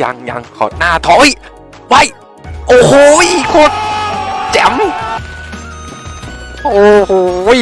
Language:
Thai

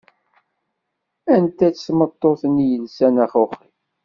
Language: Kabyle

